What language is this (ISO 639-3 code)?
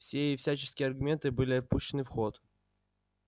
rus